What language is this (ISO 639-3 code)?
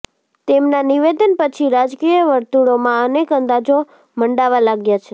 guj